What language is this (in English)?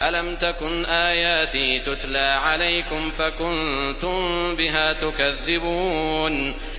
Arabic